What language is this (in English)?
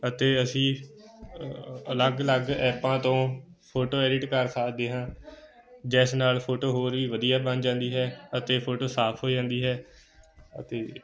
Punjabi